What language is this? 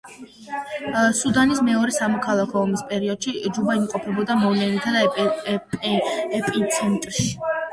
Georgian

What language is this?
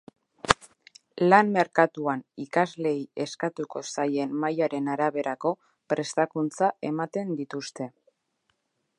Basque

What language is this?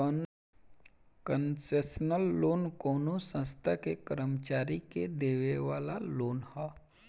Bhojpuri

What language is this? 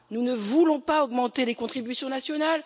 French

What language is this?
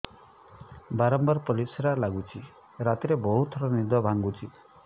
Odia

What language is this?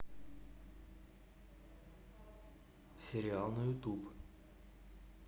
Russian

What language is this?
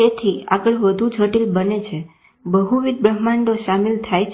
Gujarati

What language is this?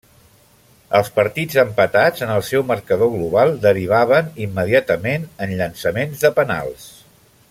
Catalan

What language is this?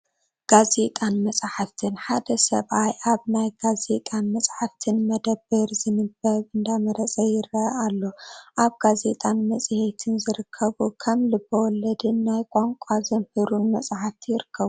Tigrinya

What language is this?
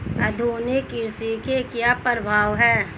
Hindi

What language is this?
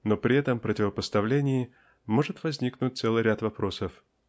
Russian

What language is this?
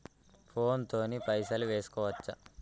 Telugu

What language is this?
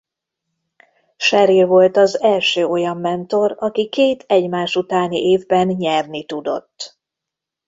Hungarian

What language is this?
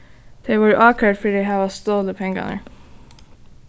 Faroese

